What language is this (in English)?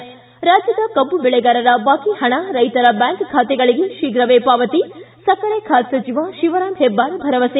Kannada